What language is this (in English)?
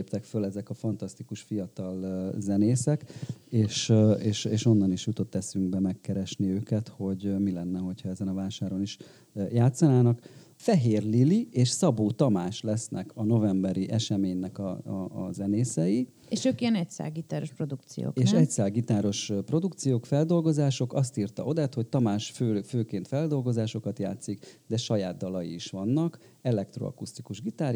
Hungarian